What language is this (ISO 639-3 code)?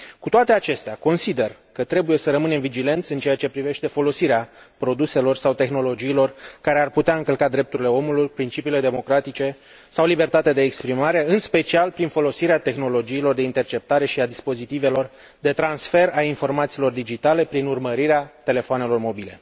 ron